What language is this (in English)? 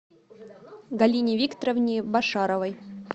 Russian